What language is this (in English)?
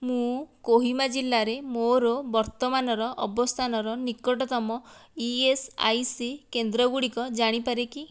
Odia